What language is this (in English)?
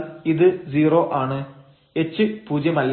Malayalam